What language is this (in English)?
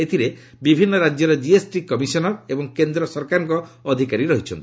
Odia